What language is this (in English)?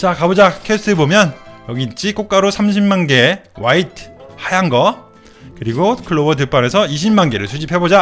Korean